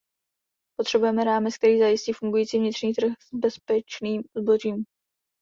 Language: Czech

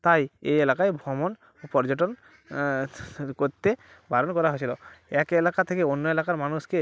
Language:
Bangla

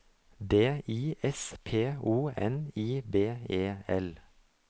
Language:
Norwegian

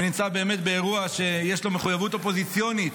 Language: Hebrew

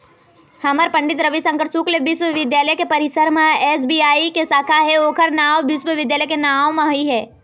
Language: Chhattisgarhi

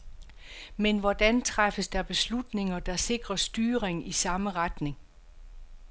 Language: Danish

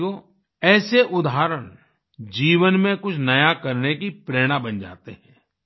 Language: Hindi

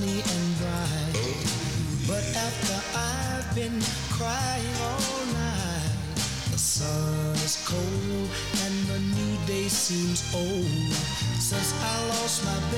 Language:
English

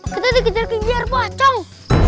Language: Indonesian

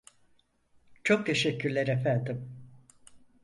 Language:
Turkish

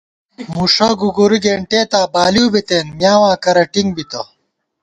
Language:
Gawar-Bati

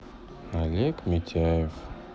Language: Russian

